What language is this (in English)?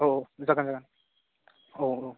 Bodo